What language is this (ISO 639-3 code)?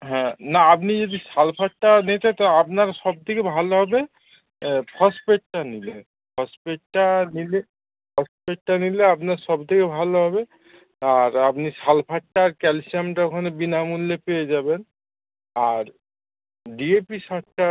ben